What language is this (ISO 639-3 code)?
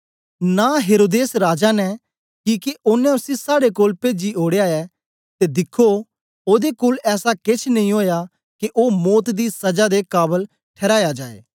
doi